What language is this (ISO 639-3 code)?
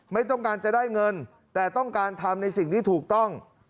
tha